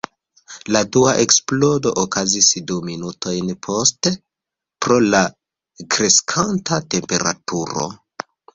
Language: Esperanto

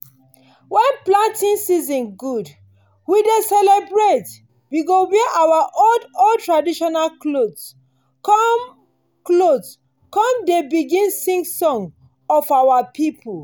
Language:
Nigerian Pidgin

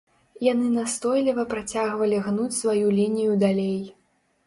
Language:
Belarusian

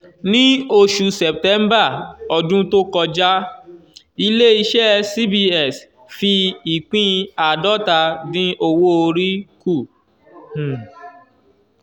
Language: Yoruba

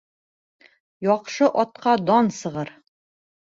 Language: Bashkir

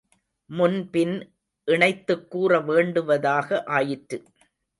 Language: Tamil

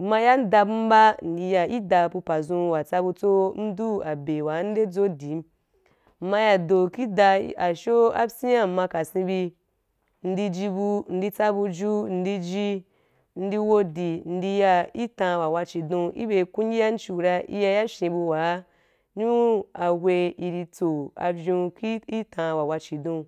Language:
Wapan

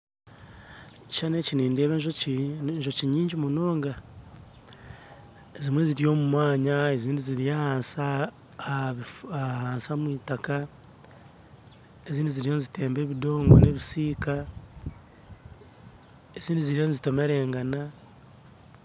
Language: Nyankole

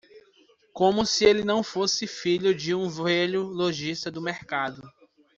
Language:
Portuguese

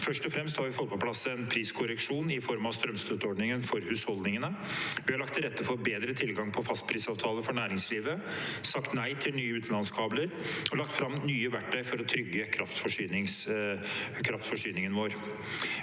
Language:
Norwegian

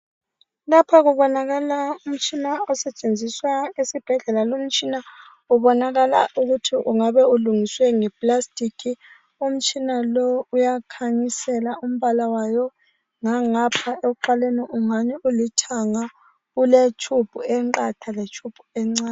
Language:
North Ndebele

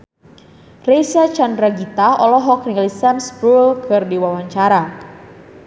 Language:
Sundanese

